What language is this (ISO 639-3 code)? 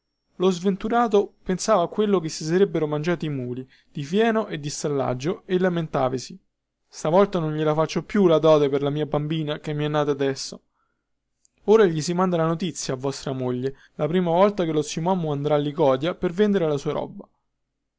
ita